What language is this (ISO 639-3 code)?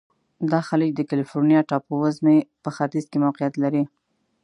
pus